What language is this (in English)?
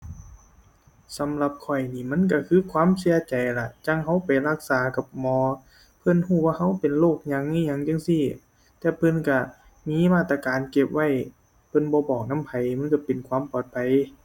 Thai